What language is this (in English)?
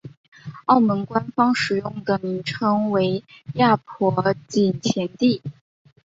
Chinese